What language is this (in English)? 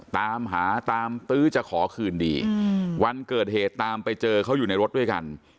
Thai